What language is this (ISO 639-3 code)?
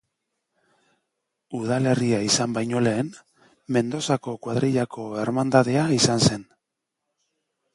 eus